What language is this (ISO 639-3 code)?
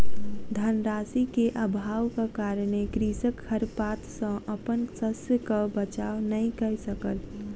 mai